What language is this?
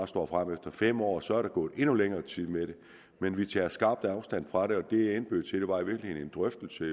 Danish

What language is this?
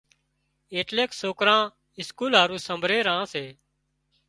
Wadiyara Koli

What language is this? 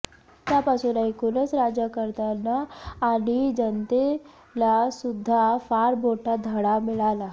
Marathi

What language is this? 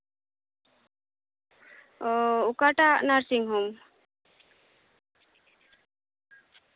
Santali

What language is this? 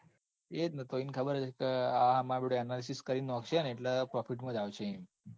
Gujarati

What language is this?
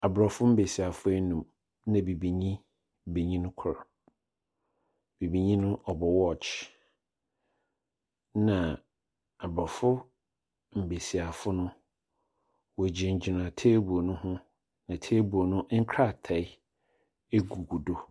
Akan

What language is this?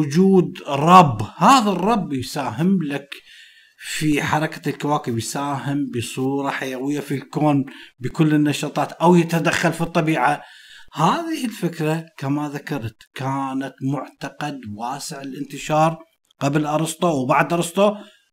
Arabic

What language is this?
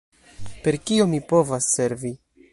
Esperanto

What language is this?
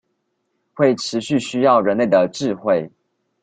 Chinese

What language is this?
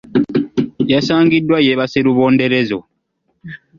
Ganda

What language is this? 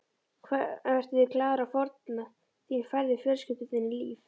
Icelandic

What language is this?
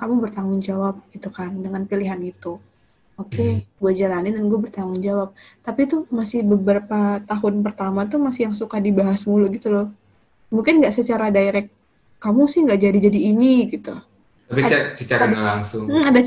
Indonesian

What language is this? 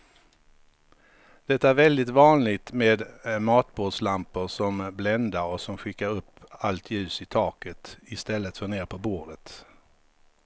Swedish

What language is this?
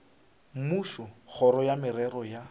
Northern Sotho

